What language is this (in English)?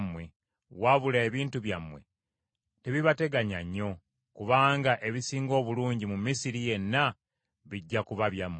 Ganda